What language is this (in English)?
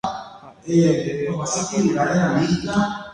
Guarani